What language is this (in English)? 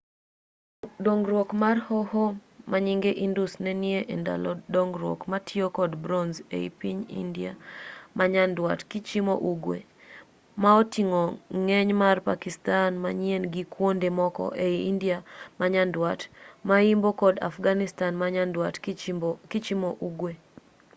Luo (Kenya and Tanzania)